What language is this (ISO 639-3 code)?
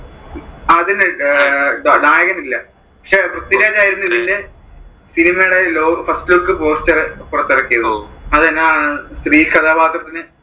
mal